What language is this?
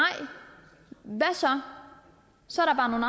Danish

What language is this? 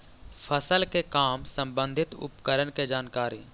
Magahi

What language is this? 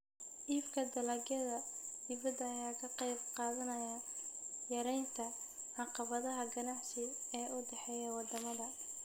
Somali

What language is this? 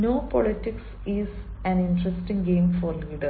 Malayalam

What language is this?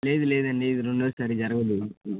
Telugu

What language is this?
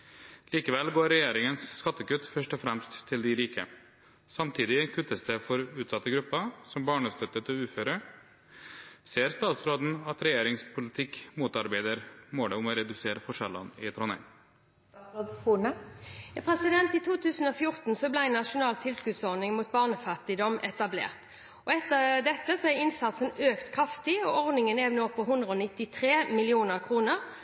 Norwegian Bokmål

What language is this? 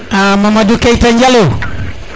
Serer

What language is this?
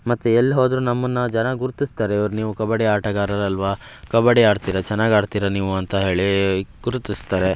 Kannada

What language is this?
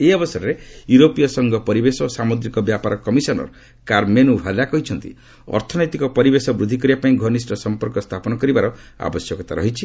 Odia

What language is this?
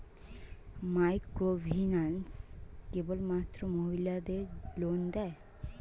Bangla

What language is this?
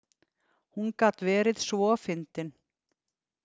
Icelandic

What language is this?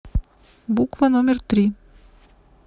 Russian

